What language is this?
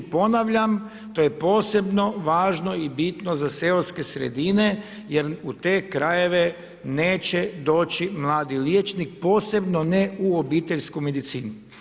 Croatian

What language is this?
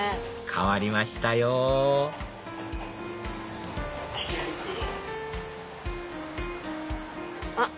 Japanese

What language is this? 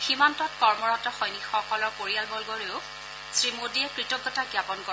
Assamese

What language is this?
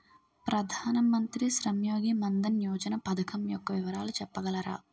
Telugu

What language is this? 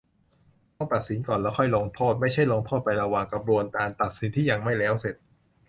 Thai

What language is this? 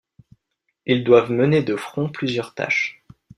French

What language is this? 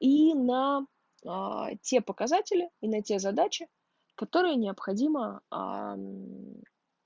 Russian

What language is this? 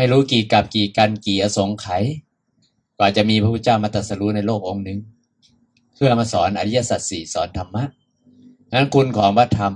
Thai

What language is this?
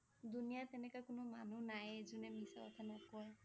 Assamese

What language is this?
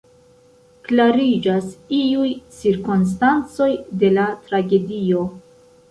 Esperanto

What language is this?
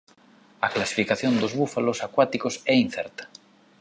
Galician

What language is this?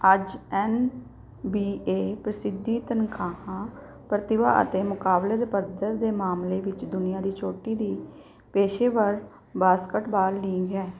Punjabi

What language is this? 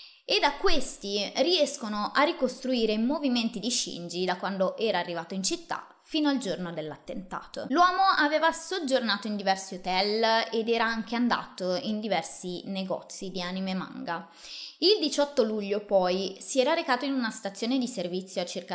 Italian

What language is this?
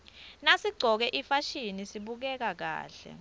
Swati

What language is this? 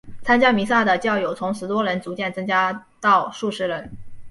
Chinese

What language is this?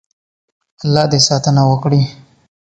Pashto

